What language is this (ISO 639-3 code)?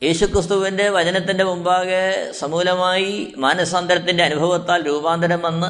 mal